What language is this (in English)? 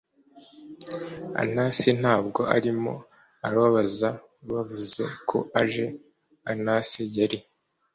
Kinyarwanda